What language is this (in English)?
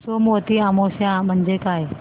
Marathi